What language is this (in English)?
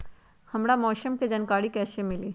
Magahi